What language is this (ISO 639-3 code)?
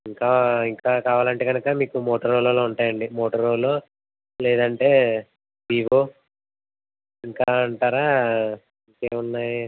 tel